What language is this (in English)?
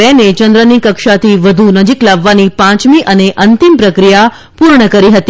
Gujarati